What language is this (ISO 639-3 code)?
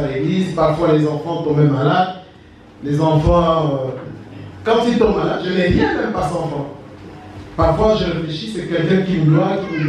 fra